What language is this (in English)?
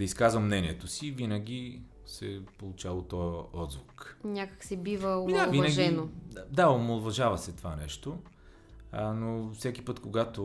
Bulgarian